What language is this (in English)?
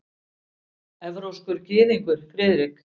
Icelandic